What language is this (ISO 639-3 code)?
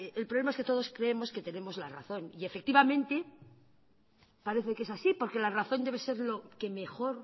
spa